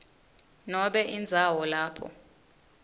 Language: Swati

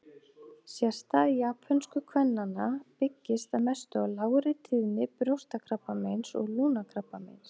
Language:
Icelandic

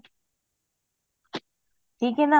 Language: Punjabi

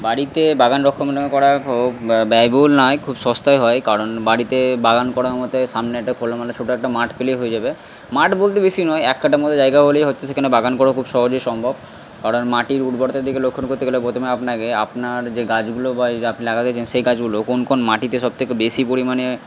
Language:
Bangla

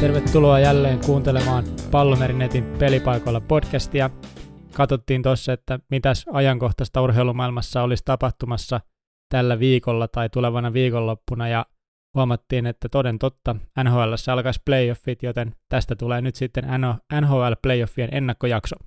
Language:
Finnish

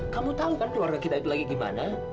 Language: Indonesian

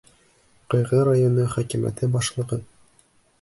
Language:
Bashkir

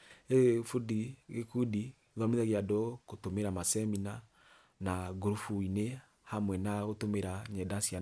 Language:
Kikuyu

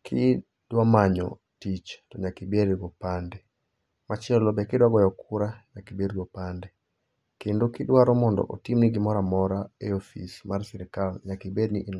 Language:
Luo (Kenya and Tanzania)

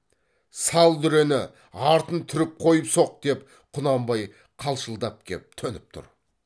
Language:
Kazakh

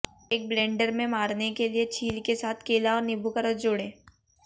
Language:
Hindi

